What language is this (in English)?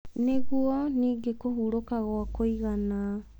Kikuyu